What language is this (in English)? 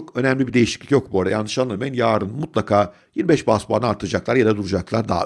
Turkish